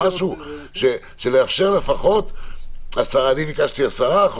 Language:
Hebrew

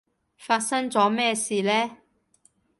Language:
Cantonese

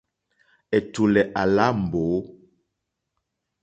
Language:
Mokpwe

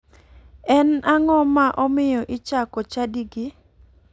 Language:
Luo (Kenya and Tanzania)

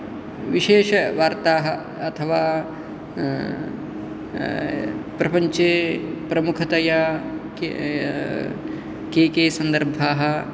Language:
Sanskrit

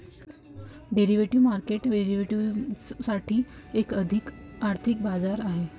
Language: Marathi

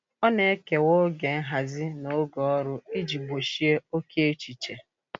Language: Igbo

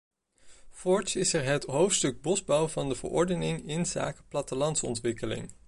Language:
Dutch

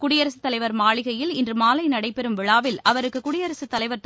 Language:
Tamil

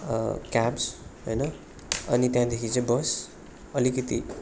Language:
Nepali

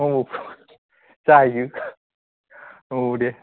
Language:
Bodo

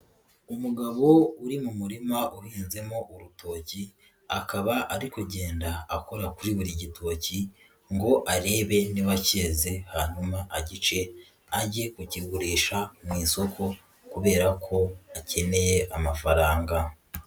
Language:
Kinyarwanda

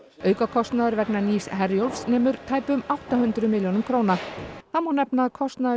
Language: Icelandic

